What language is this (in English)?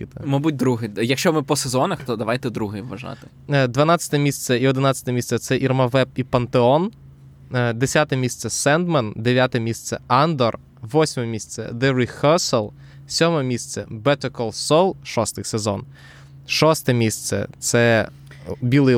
Ukrainian